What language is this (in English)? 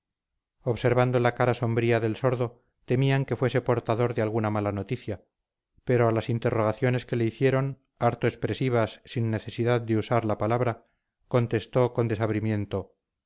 Spanish